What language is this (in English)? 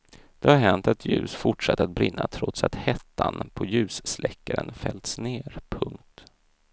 Swedish